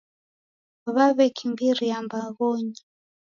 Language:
Taita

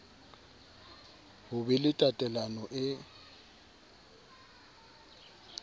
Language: Southern Sotho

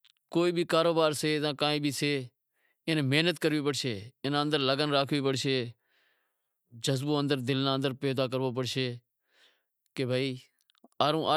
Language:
Wadiyara Koli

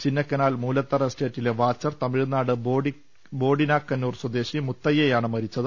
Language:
Malayalam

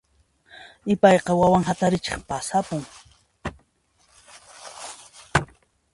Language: Puno Quechua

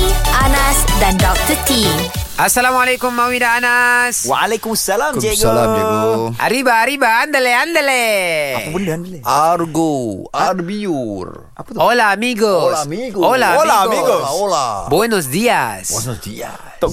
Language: Malay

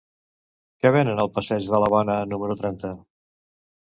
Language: Catalan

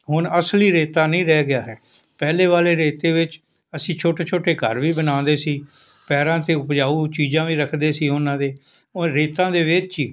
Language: Punjabi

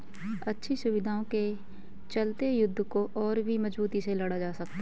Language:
Hindi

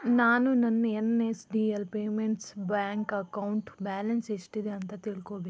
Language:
Kannada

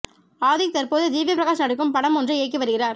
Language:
Tamil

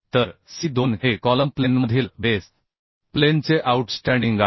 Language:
Marathi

